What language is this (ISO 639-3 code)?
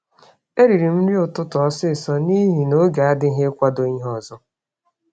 ibo